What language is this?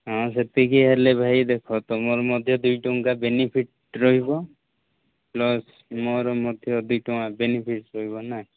Odia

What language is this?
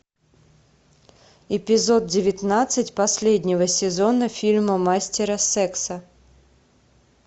Russian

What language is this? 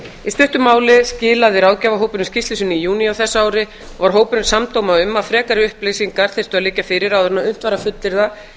Icelandic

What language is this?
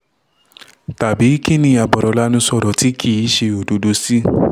Yoruba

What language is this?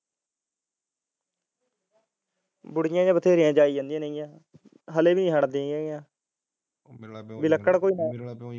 Punjabi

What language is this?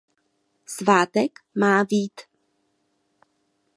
Czech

